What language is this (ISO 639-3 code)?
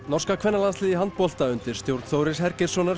isl